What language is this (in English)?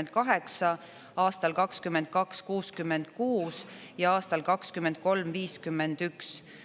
Estonian